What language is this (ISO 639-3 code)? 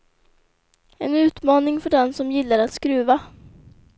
swe